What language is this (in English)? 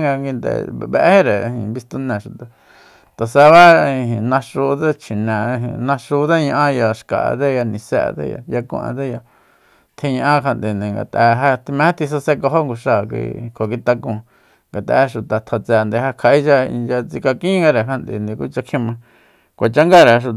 Soyaltepec Mazatec